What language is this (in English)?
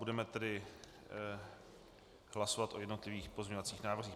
Czech